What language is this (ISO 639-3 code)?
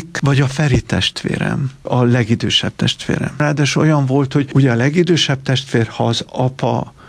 hun